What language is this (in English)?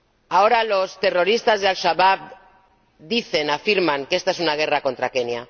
Spanish